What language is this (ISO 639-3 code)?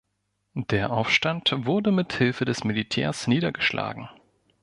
deu